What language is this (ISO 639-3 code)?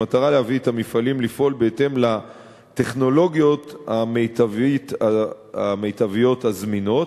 heb